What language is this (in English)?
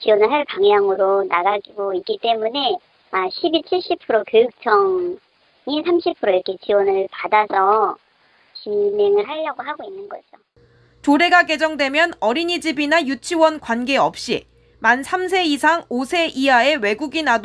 Korean